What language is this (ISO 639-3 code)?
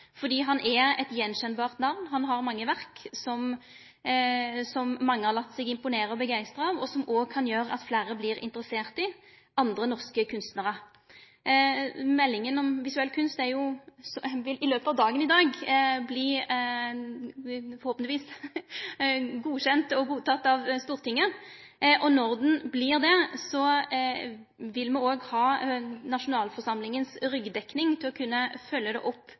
nno